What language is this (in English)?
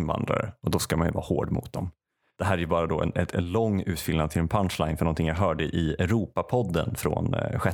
Swedish